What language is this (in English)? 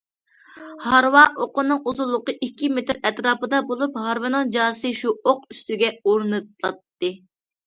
Uyghur